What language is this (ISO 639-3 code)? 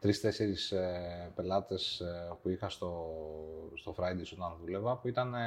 ell